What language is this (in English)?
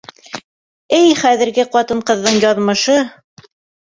Bashkir